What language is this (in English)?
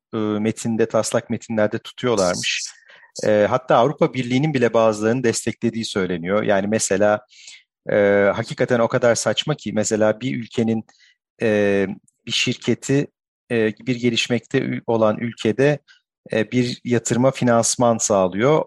Turkish